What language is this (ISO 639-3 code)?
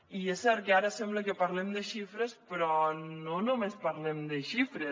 cat